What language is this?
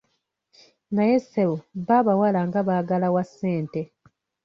Ganda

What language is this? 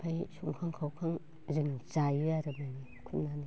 Bodo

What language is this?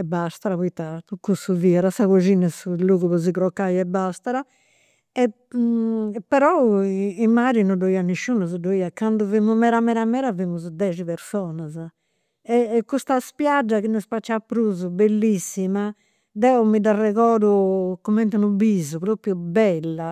Campidanese Sardinian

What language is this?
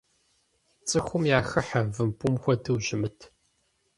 Kabardian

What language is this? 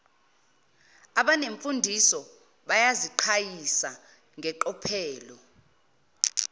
Zulu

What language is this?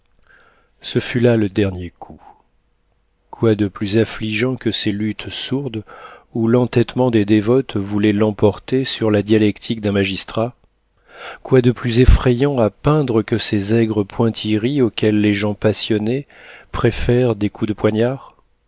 French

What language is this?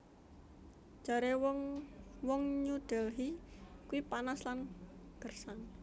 Javanese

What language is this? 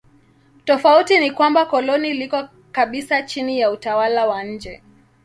Swahili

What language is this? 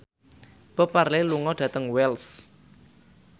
Javanese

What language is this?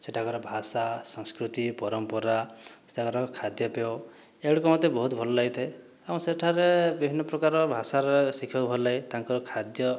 Odia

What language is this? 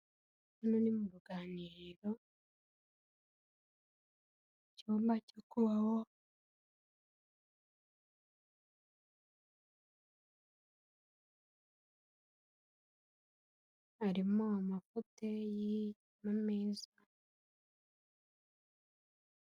Kinyarwanda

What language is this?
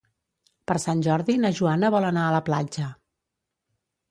Catalan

